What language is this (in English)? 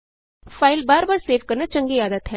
Punjabi